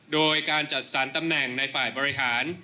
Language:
Thai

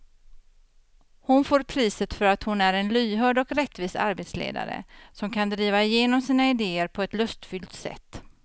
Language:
Swedish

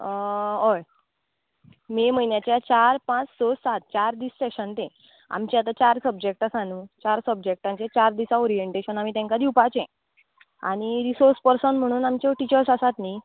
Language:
Konkani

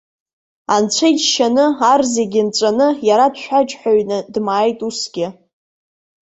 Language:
Abkhazian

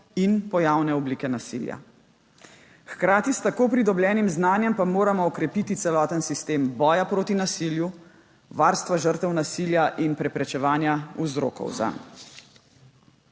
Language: Slovenian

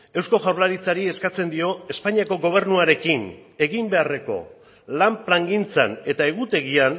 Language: Basque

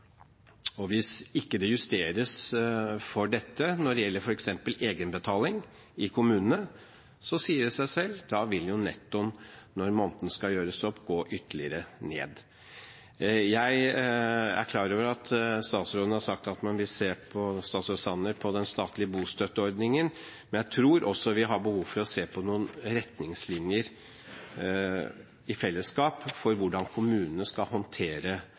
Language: Norwegian Bokmål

